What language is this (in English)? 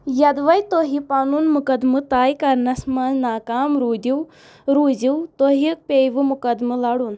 Kashmiri